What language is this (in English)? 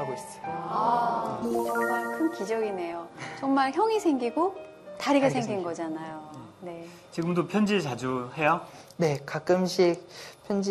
Korean